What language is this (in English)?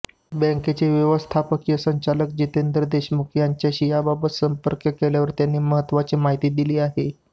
Marathi